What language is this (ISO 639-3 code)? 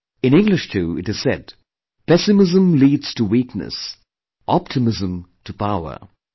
eng